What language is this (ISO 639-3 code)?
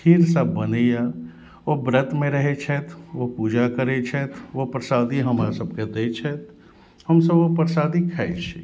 mai